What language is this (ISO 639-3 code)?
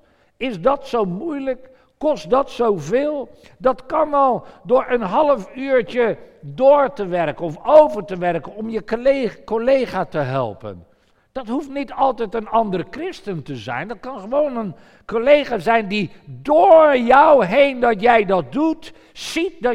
nld